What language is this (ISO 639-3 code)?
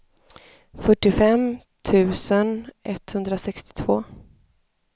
swe